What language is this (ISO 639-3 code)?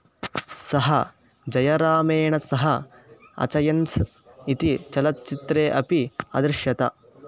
san